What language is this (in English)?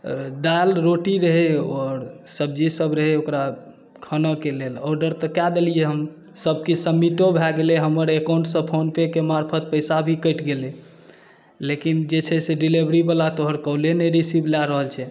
Maithili